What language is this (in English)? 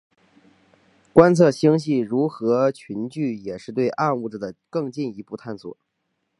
Chinese